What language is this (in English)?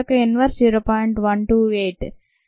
Telugu